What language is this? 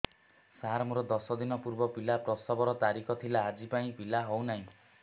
Odia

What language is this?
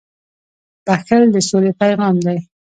Pashto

